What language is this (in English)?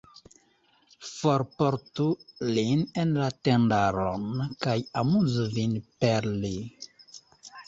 Esperanto